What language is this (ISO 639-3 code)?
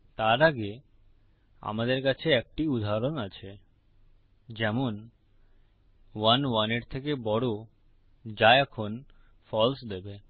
ben